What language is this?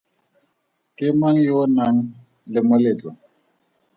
Tswana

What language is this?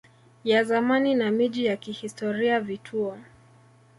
Swahili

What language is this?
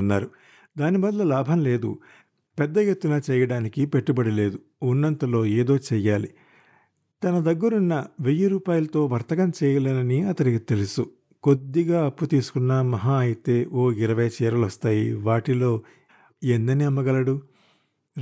Telugu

